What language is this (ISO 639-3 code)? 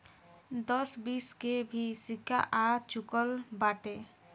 bho